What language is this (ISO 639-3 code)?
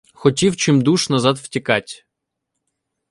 ukr